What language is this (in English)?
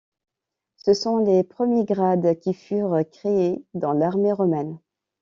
French